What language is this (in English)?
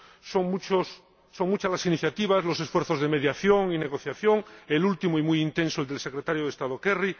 Spanish